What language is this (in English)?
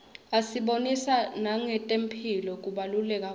Swati